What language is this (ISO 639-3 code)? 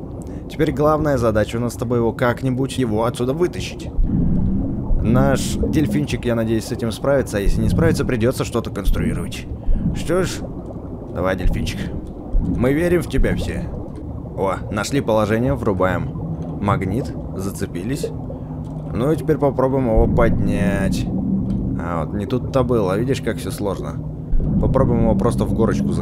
rus